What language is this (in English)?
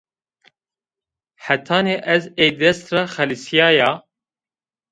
Zaza